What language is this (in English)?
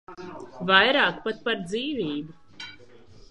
Latvian